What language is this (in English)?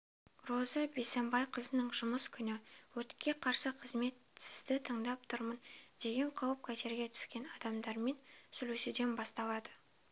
Kazakh